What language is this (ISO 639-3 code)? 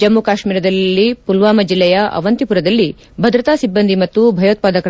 kan